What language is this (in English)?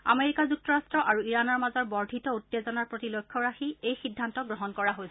Assamese